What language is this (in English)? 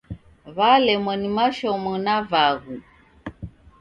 Taita